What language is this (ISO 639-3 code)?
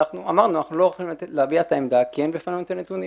heb